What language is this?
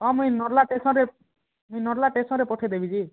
Odia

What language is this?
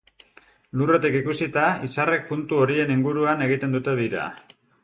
Basque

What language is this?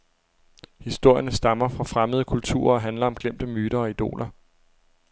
Danish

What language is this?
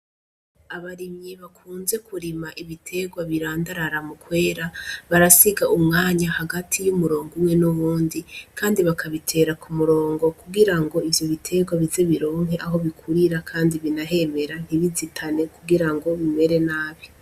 Rundi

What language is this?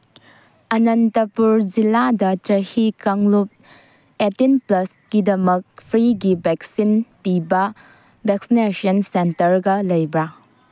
Manipuri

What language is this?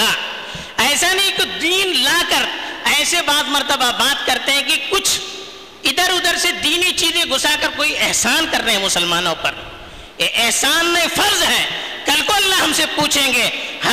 Urdu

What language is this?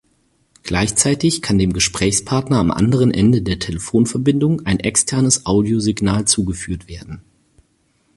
German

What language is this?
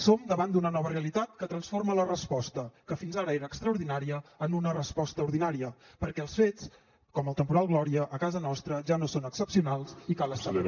Catalan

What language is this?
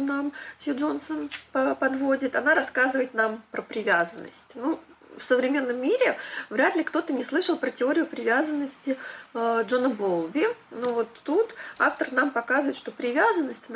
Russian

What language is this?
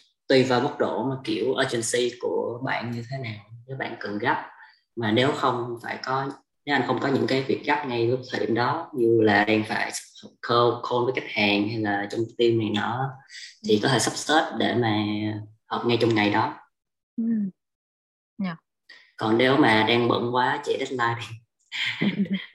Vietnamese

